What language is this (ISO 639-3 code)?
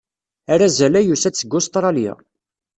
kab